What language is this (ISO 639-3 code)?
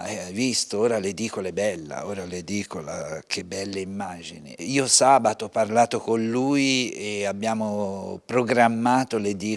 ita